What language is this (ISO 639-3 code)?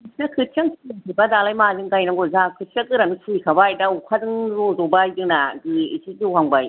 brx